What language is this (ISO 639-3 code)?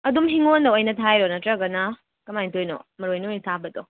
mni